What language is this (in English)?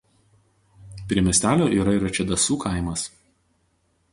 Lithuanian